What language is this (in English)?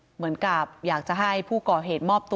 Thai